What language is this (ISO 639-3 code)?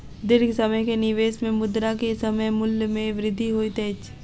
mai